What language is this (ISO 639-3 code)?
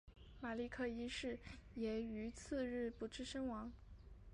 zho